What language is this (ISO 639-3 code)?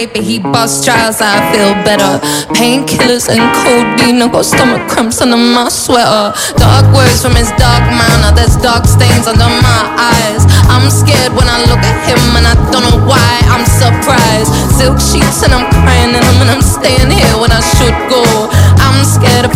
ell